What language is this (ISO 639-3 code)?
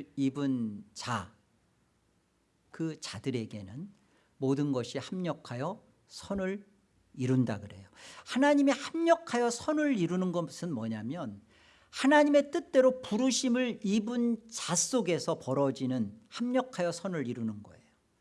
kor